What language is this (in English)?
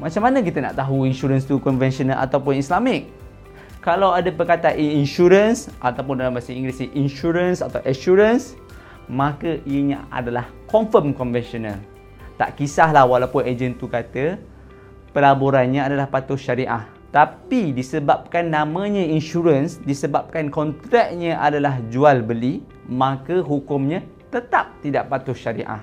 Malay